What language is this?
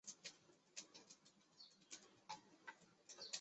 Chinese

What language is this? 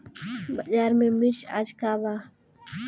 Bhojpuri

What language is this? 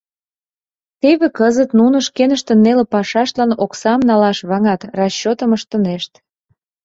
Mari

